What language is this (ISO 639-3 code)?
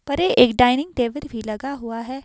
hin